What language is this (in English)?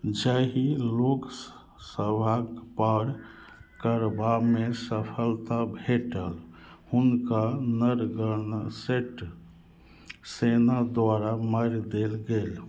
Maithili